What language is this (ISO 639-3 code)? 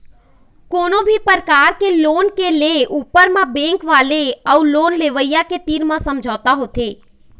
hne